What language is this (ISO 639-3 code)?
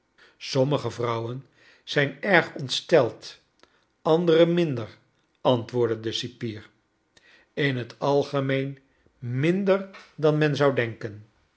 nld